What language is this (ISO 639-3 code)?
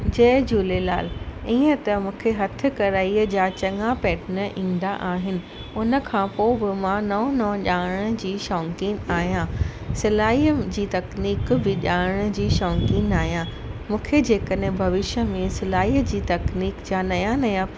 snd